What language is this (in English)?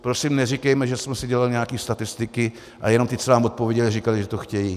Czech